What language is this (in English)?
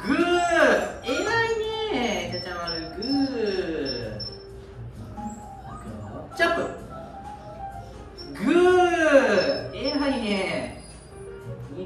Japanese